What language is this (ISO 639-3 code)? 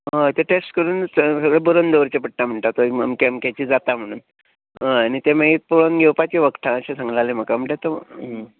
kok